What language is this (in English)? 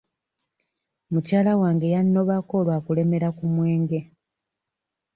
Ganda